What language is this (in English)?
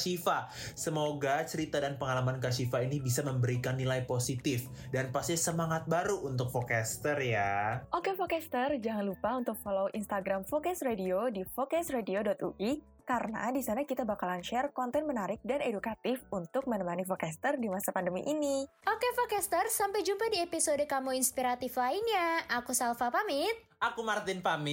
Indonesian